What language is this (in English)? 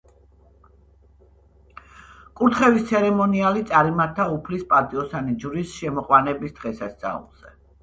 Georgian